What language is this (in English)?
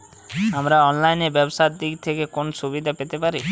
Bangla